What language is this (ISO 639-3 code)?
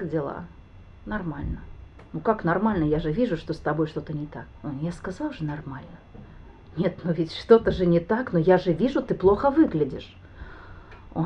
rus